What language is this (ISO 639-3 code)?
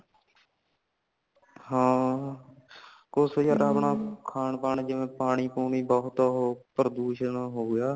pan